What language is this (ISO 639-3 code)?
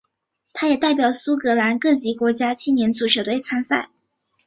zho